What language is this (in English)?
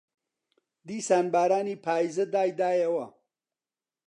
Central Kurdish